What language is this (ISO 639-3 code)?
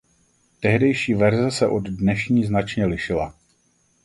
ces